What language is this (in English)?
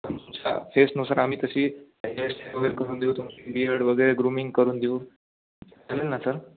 Marathi